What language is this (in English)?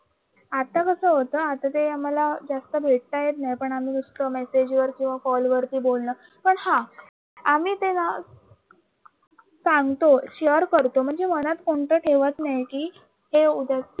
Marathi